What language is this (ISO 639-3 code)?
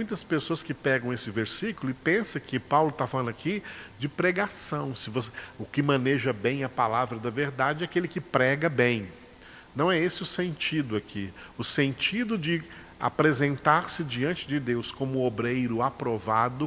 por